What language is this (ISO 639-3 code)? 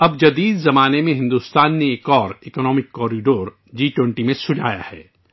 urd